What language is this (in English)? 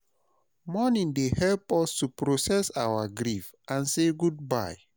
Nigerian Pidgin